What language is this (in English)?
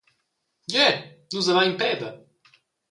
Romansh